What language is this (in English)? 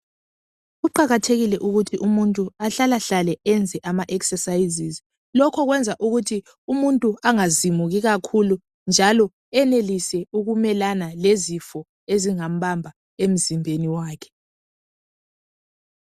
North Ndebele